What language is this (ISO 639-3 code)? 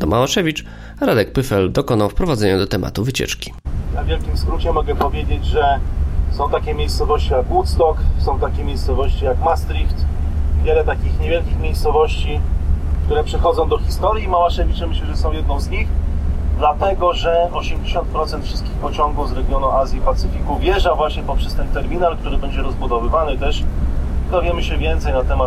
pol